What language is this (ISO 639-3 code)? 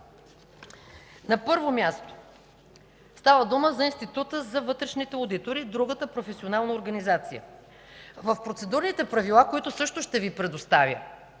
bul